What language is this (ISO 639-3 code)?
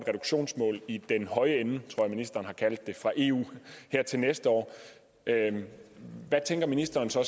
dan